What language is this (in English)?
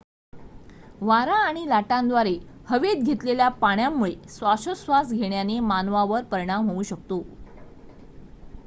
Marathi